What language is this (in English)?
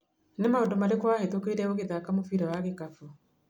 Kikuyu